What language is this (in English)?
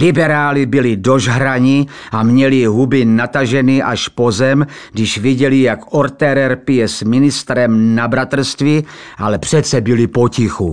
Czech